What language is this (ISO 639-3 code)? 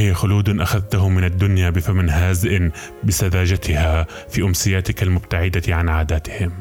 ara